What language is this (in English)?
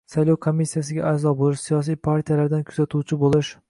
Uzbek